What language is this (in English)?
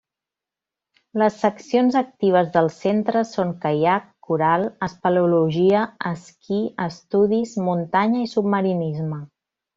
Catalan